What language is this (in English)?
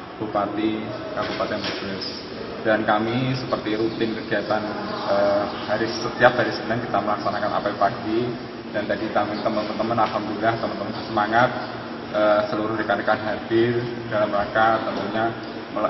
Indonesian